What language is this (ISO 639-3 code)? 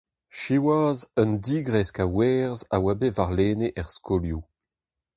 bre